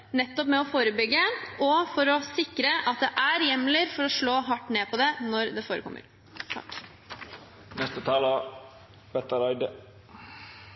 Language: Norwegian Bokmål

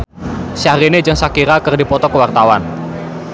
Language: Sundanese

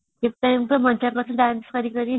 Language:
Odia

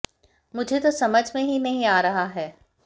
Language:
Hindi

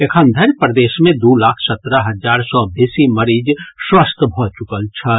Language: Maithili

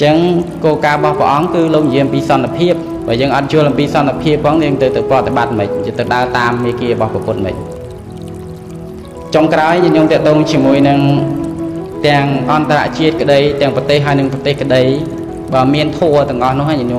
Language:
Thai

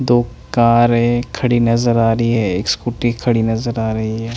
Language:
Hindi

